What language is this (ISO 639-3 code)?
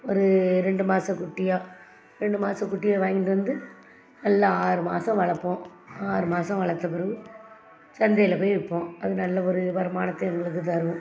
tam